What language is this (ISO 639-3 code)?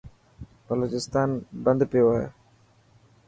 mki